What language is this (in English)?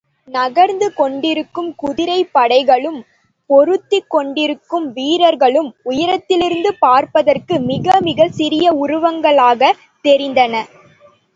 Tamil